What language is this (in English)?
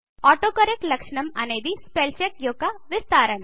Telugu